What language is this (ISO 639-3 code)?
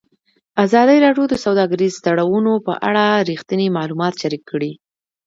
pus